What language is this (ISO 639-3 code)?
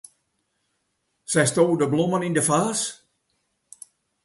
fry